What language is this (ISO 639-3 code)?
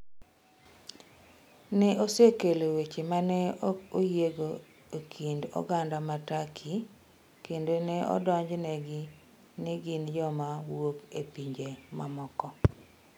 luo